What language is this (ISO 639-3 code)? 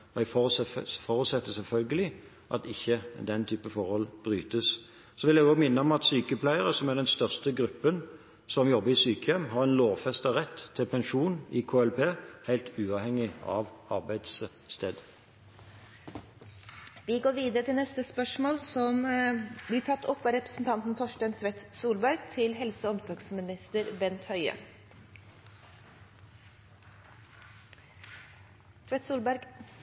nor